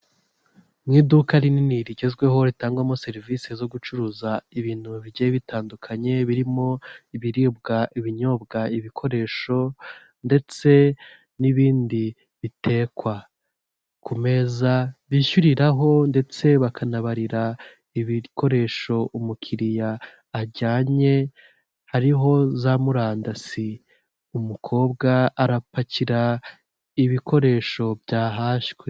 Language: Kinyarwanda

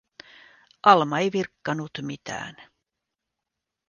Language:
Finnish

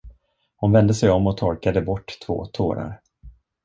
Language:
Swedish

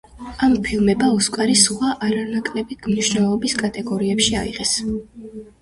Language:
Georgian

